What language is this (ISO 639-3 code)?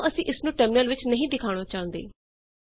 pan